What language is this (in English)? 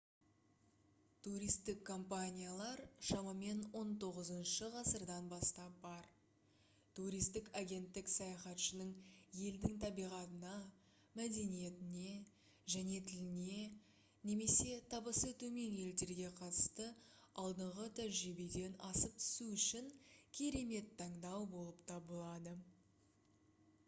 Kazakh